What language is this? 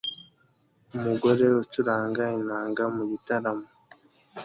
Kinyarwanda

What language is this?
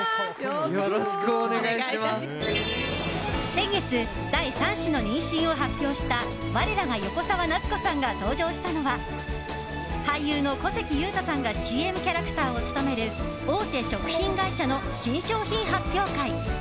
Japanese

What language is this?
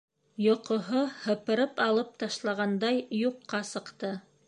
Bashkir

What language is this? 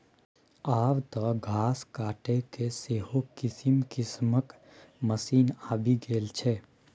Maithili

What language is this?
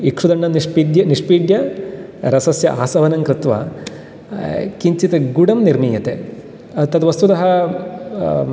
Sanskrit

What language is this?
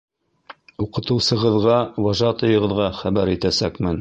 Bashkir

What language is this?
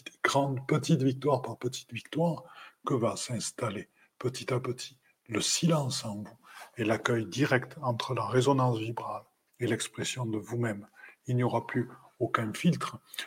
French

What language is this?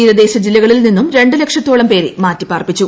Malayalam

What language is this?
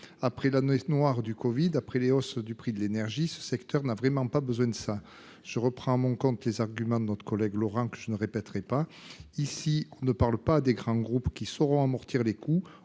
French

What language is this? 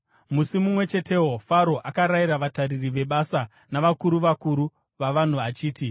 Shona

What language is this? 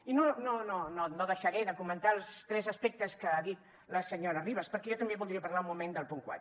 Catalan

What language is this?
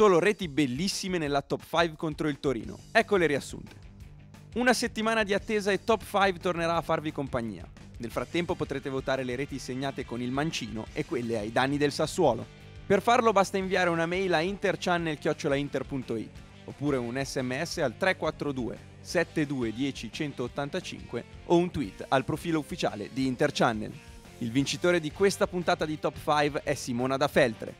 Italian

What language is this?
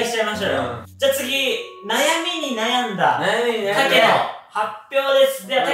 Japanese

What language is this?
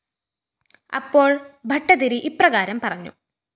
Malayalam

